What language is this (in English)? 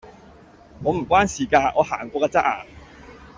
Cantonese